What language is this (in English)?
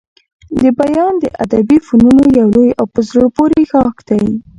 Pashto